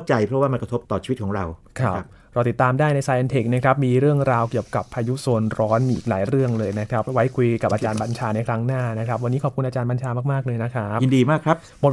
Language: Thai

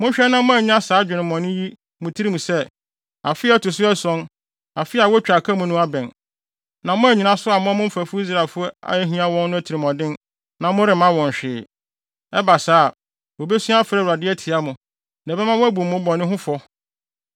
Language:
Akan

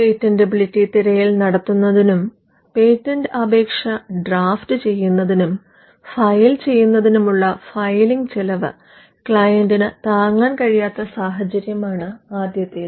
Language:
Malayalam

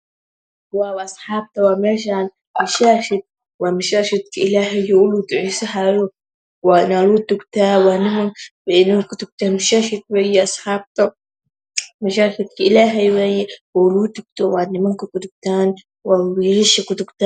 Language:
Somali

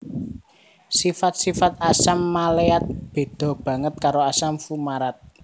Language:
Javanese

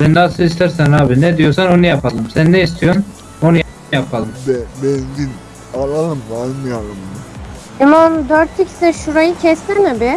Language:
Turkish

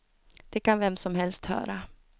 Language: Swedish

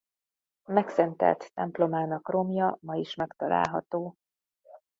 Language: Hungarian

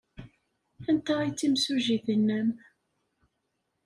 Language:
Kabyle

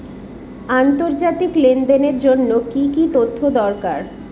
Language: Bangla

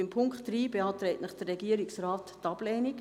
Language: Swiss German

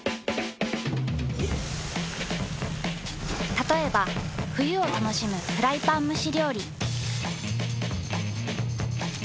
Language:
Japanese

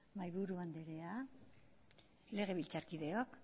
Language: Basque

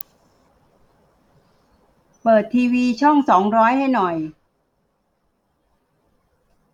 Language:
Thai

